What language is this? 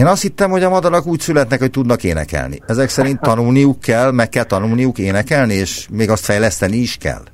Hungarian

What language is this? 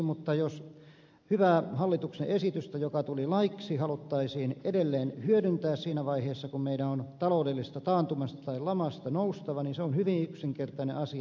Finnish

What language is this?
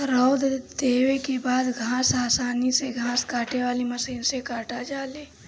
Bhojpuri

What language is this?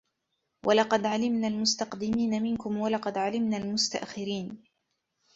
Arabic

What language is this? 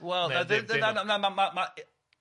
Welsh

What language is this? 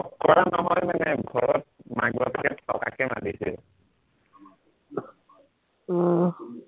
Assamese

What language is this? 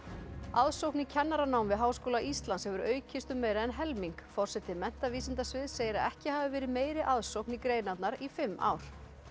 Icelandic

